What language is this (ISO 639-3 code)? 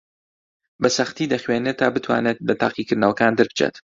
ckb